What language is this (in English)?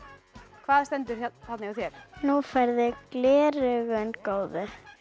Icelandic